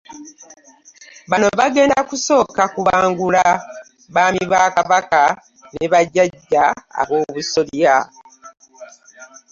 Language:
Ganda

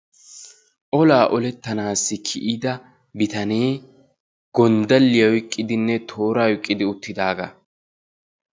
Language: Wolaytta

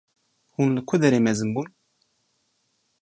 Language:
Kurdish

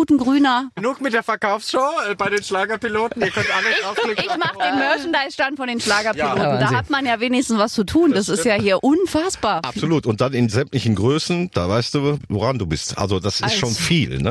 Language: German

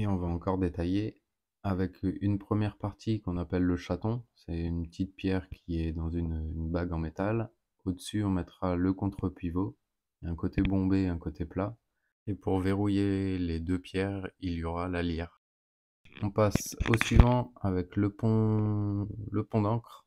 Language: French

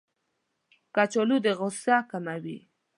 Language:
Pashto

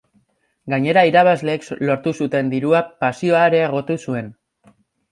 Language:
Basque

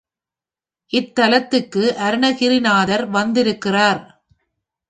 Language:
Tamil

